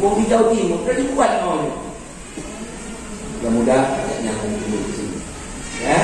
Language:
Indonesian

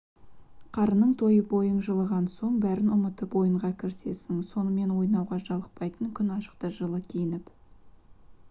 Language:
Kazakh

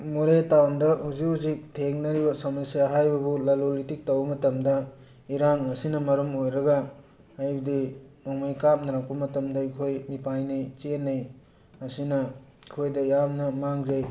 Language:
Manipuri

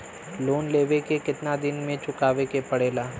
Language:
Bhojpuri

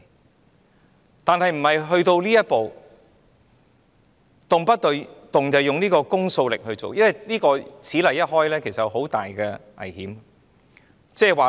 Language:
Cantonese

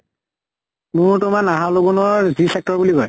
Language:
Assamese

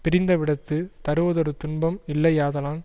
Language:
Tamil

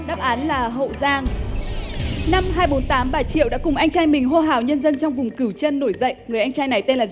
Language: Vietnamese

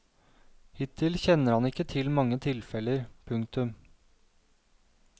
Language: Norwegian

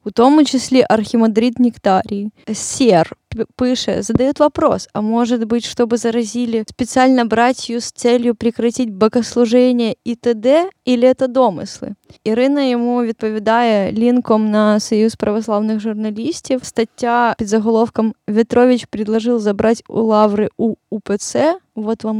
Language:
Ukrainian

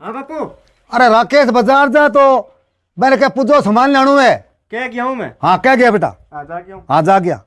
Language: Hindi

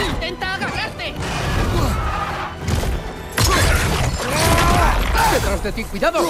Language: Spanish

